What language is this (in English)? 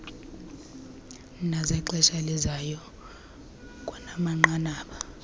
Xhosa